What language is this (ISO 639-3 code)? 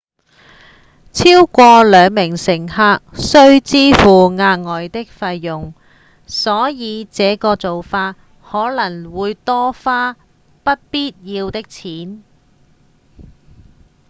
yue